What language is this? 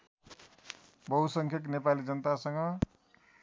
Nepali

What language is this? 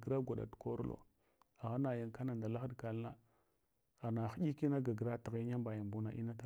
Hwana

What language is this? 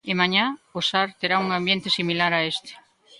Galician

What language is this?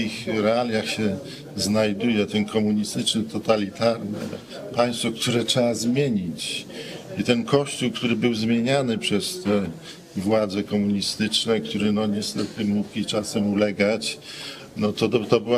Polish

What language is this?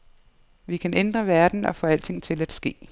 Danish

